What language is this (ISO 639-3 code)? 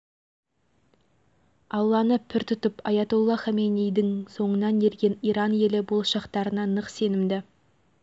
kaz